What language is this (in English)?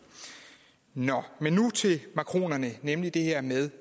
Danish